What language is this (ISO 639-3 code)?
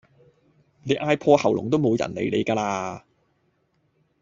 yue